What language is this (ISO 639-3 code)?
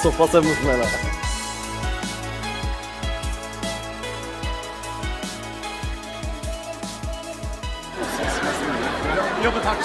nor